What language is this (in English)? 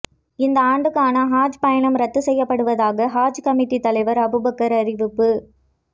Tamil